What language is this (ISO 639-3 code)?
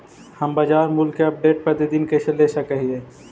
mag